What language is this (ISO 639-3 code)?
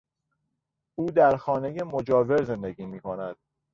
fas